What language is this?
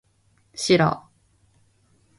Korean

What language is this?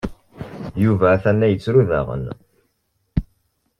Kabyle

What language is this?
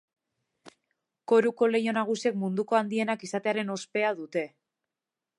Basque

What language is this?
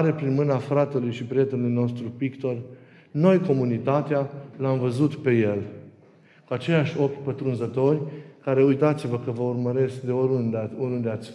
Romanian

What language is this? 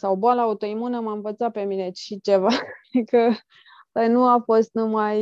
Romanian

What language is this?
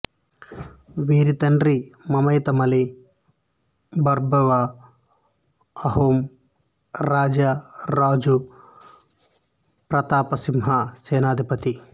Telugu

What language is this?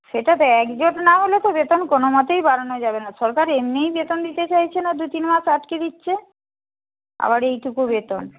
Bangla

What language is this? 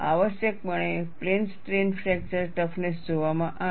Gujarati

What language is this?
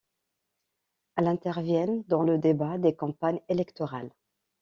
French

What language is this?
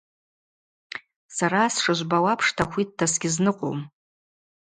Abaza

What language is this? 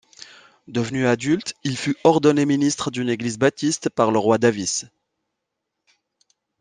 French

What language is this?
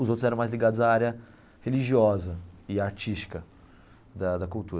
Portuguese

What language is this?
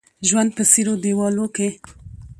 Pashto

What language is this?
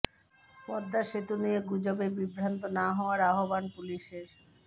Bangla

